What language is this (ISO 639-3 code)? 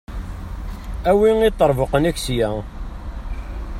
kab